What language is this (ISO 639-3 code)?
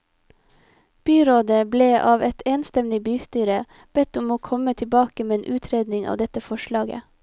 nor